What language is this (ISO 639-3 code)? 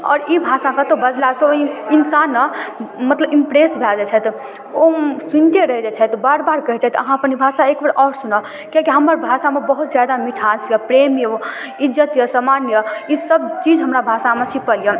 mai